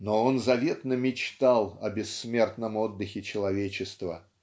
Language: Russian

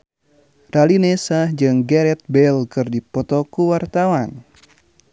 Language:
Sundanese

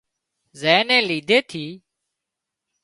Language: Wadiyara Koli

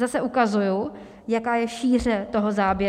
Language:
Czech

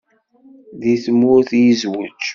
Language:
Kabyle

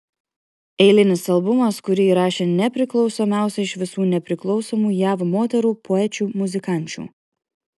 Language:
Lithuanian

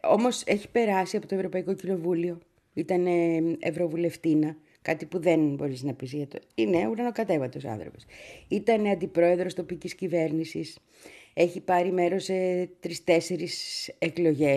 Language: Greek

